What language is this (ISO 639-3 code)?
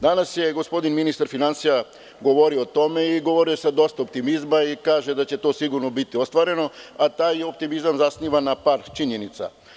srp